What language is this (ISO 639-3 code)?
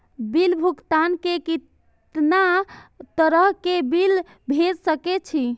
mai